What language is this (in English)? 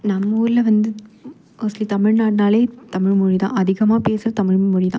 Tamil